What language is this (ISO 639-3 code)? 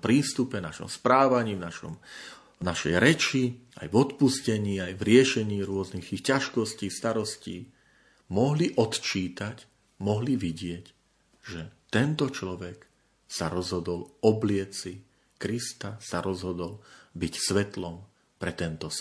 slk